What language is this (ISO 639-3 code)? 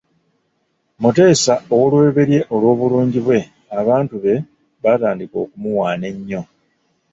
lug